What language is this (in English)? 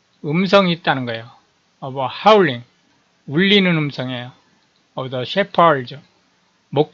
Korean